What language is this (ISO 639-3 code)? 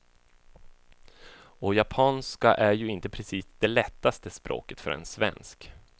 swe